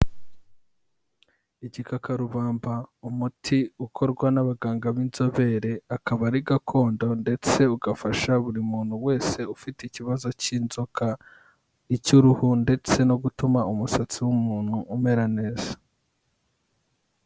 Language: Kinyarwanda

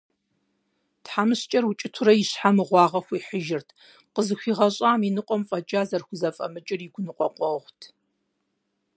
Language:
Kabardian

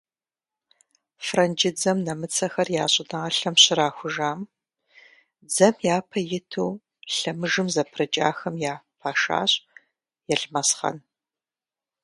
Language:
Kabardian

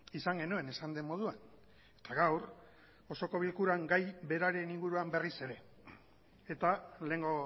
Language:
Basque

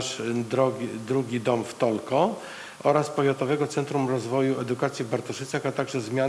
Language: Polish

